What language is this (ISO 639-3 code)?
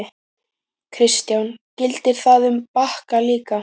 isl